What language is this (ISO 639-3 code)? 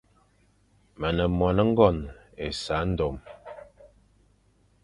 fan